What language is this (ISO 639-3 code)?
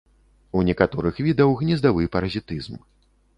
bel